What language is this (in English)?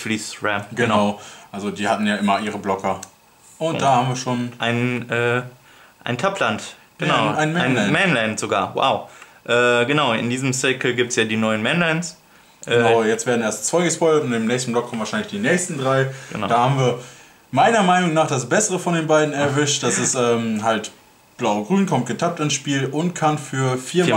German